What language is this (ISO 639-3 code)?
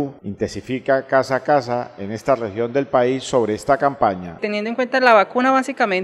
spa